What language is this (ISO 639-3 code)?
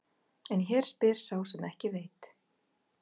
isl